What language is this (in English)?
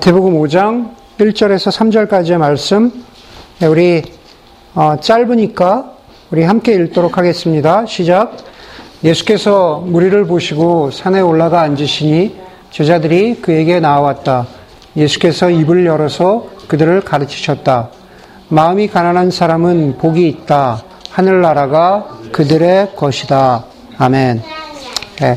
Korean